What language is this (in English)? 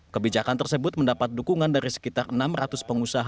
Indonesian